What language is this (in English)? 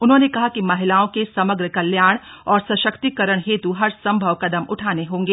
Hindi